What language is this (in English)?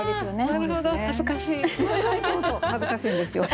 Japanese